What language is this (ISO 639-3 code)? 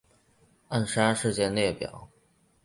zho